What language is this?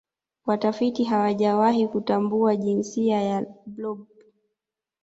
Swahili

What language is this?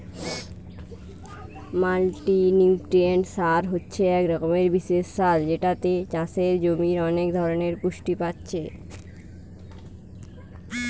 Bangla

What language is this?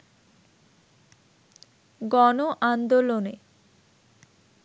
Bangla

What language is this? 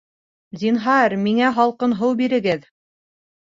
Bashkir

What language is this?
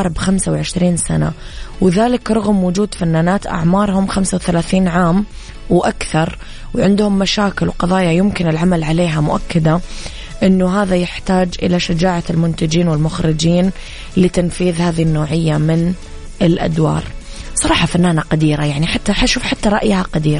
Arabic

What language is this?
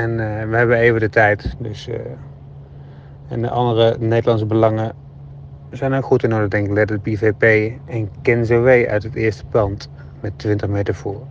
Dutch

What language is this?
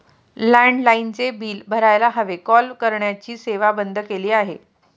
Marathi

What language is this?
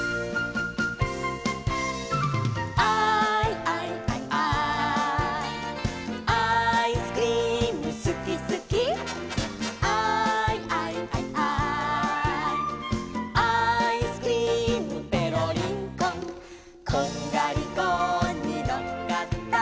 Japanese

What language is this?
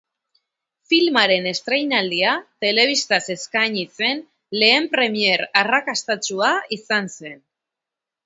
Basque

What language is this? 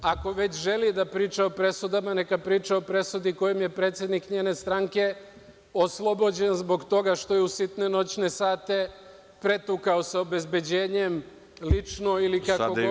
Serbian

